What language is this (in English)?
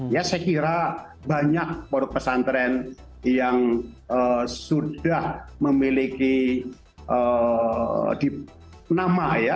Indonesian